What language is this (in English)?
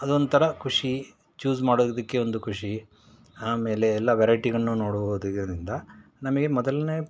Kannada